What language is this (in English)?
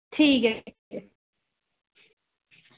Dogri